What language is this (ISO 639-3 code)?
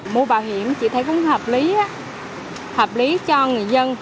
vie